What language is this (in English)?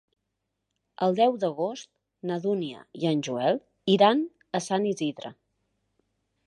Catalan